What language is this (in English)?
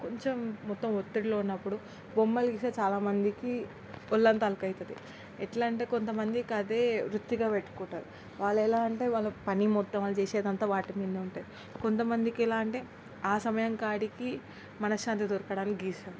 Telugu